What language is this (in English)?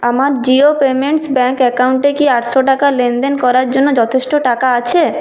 Bangla